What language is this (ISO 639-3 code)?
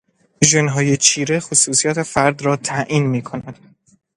fas